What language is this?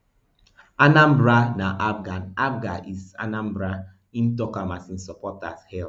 Nigerian Pidgin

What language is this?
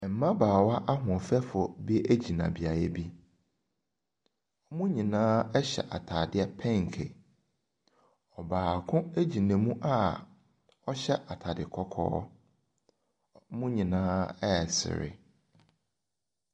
Akan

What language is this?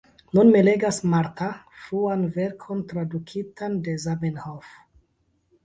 Esperanto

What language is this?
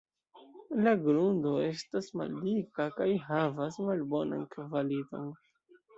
Esperanto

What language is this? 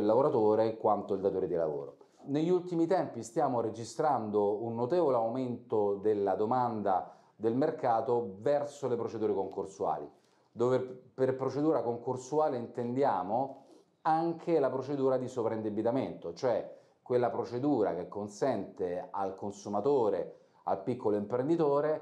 Italian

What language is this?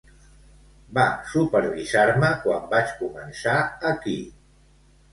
Catalan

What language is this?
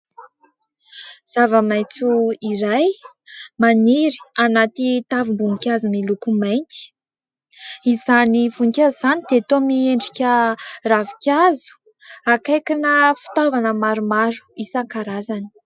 Malagasy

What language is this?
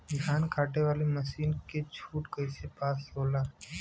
Bhojpuri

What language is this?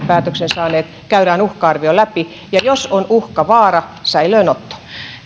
Finnish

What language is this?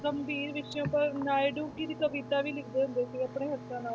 Punjabi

